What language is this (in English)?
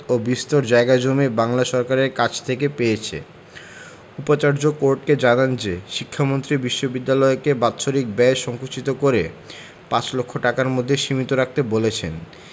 Bangla